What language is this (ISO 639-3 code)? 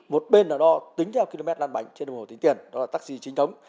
vie